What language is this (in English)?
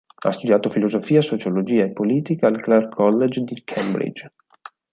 Italian